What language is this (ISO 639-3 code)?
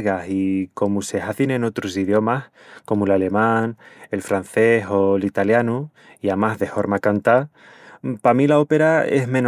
ext